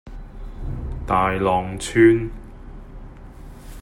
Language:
Cantonese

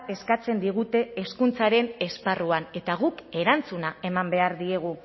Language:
Basque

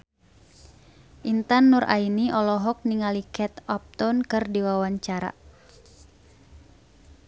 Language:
Sundanese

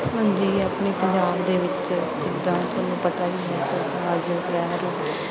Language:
Punjabi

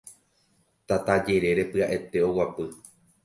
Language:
Guarani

